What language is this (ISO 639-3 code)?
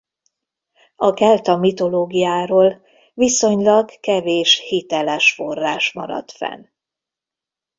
hun